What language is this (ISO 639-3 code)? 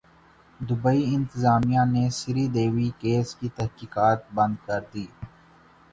urd